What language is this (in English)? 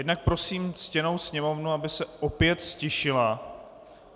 Czech